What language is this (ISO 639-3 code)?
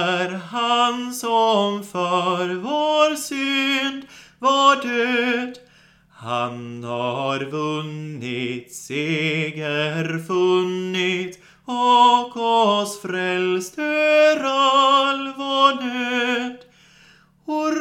swe